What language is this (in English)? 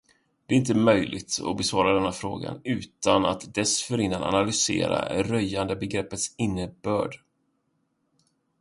Swedish